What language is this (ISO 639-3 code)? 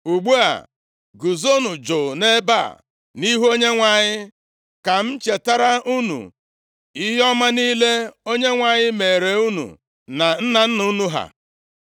ibo